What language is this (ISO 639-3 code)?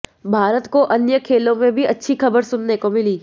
hin